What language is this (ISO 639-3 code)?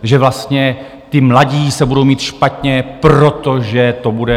ces